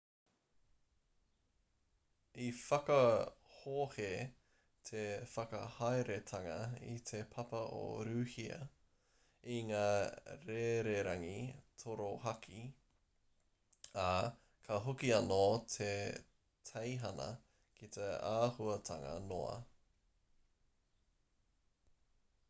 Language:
Māori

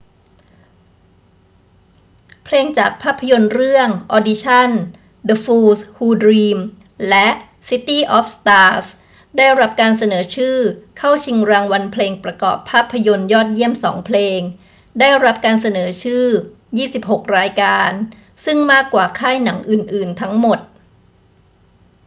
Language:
Thai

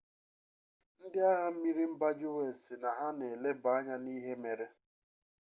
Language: Igbo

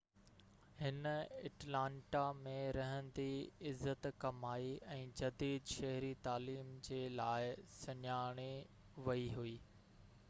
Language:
Sindhi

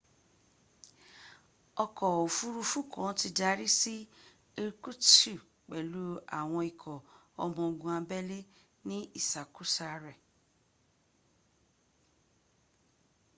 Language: Yoruba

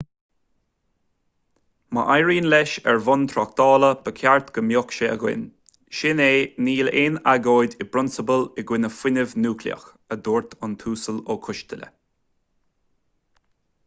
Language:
Irish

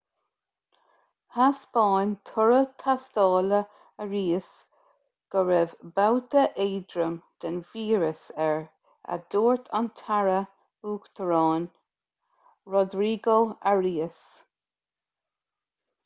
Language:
Irish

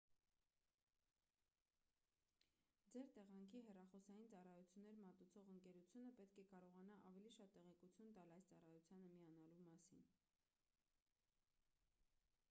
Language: Armenian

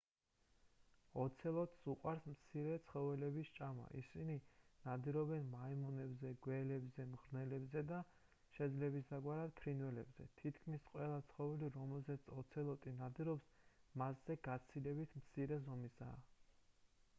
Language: Georgian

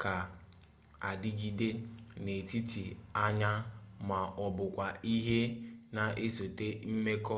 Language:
Igbo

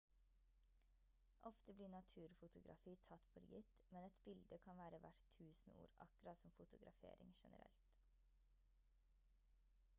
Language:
Norwegian Bokmål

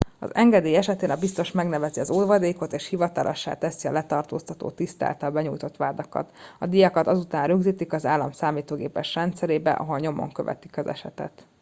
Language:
Hungarian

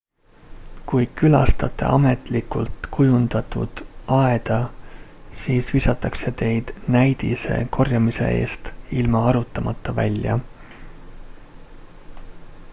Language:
Estonian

